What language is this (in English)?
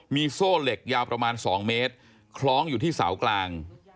Thai